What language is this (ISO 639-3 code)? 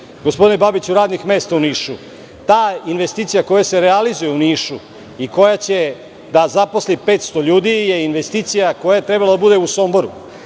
srp